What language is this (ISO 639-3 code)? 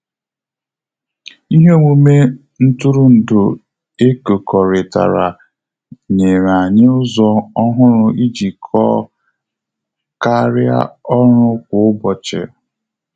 ibo